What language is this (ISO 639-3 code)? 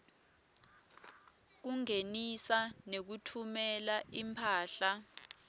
ssw